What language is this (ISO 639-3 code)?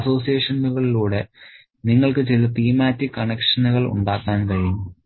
mal